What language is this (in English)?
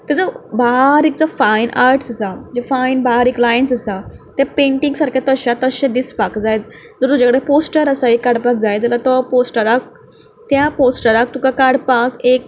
Konkani